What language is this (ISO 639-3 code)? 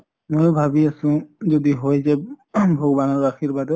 asm